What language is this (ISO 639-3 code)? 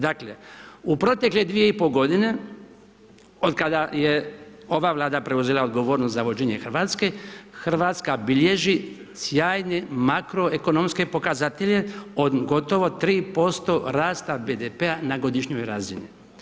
hrv